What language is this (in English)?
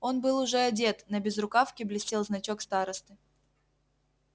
Russian